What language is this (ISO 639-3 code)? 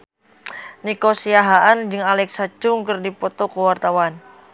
sun